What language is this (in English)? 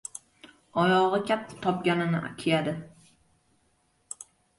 Uzbek